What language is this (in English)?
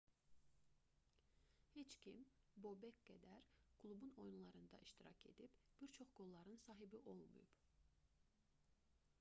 Azerbaijani